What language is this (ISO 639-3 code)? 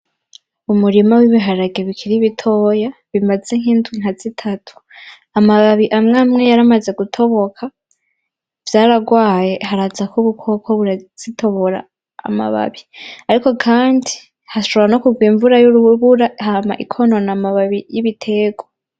run